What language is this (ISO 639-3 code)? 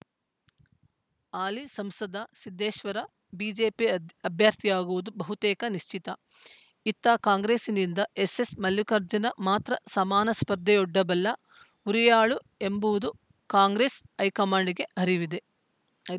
kan